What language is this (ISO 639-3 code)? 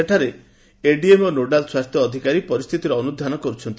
ori